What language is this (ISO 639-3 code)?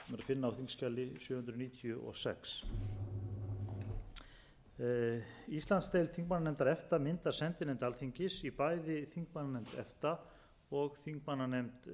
isl